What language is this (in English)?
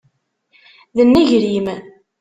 Kabyle